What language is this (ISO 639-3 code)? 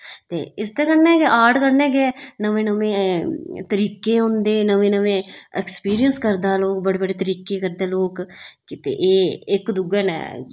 doi